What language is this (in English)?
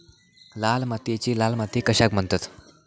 Marathi